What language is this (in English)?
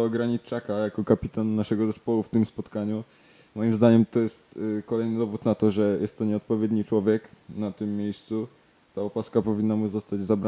Polish